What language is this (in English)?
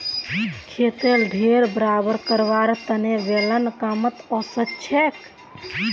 Magahi